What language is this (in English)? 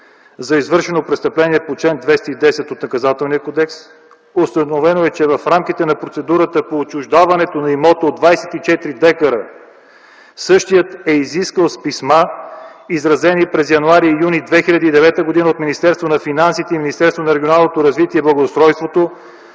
Bulgarian